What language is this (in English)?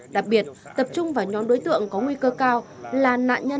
Vietnamese